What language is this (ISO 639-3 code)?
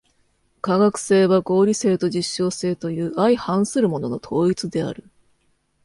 jpn